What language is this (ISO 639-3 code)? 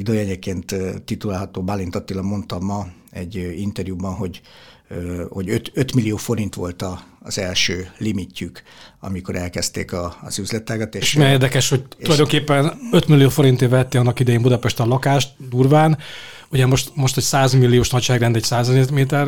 hun